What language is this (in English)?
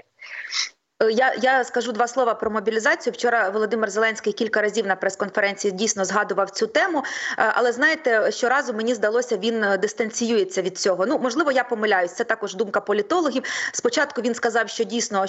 Ukrainian